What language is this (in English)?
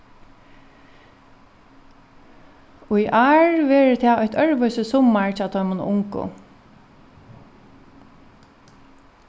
Faroese